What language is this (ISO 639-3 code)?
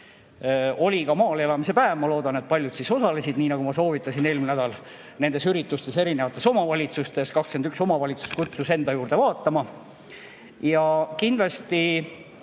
est